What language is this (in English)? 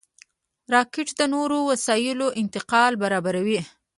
Pashto